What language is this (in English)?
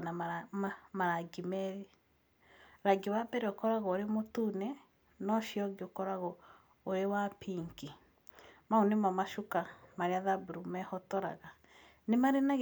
Kikuyu